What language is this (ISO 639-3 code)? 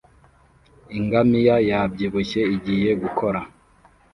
kin